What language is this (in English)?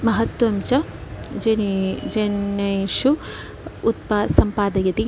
Sanskrit